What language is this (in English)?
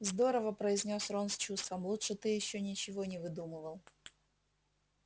Russian